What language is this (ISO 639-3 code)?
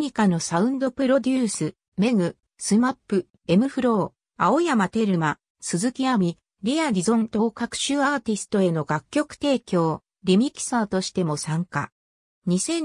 jpn